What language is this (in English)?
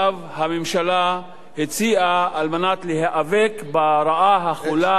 Hebrew